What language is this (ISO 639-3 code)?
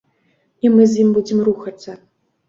bel